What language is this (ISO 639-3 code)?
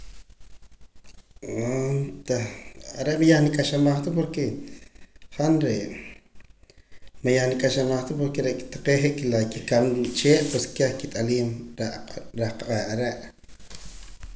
poc